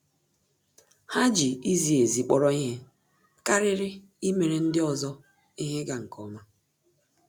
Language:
Igbo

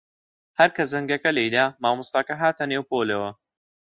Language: Central Kurdish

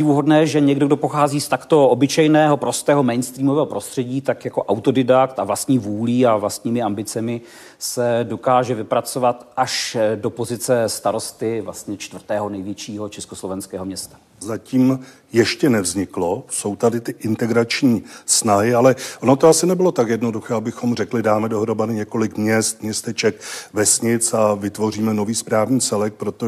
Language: Czech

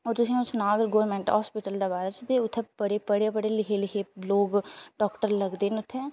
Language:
Dogri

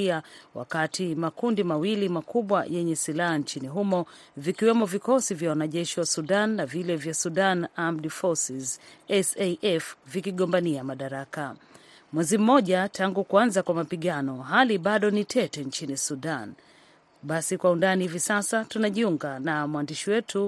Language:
Swahili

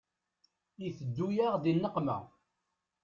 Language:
Kabyle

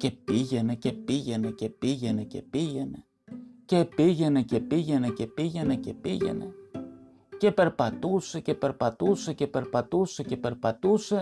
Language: Greek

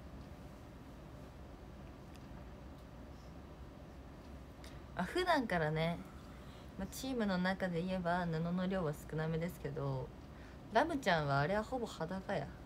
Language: Japanese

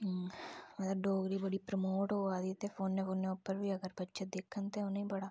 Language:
Dogri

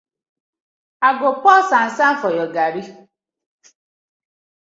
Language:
Nigerian Pidgin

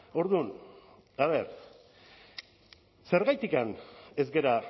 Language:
Basque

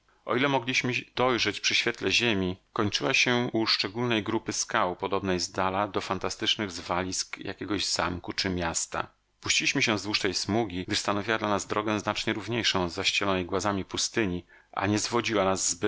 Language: Polish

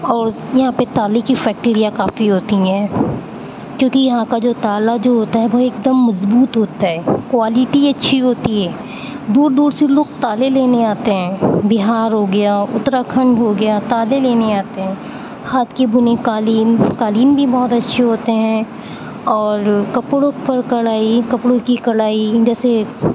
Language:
Urdu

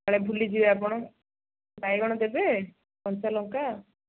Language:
Odia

